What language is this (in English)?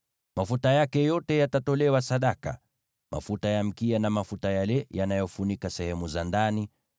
Swahili